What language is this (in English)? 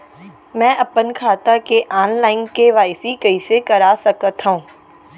Chhattisgarhi